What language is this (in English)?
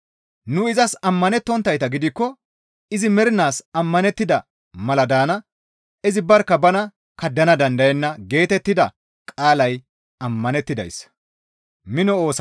Gamo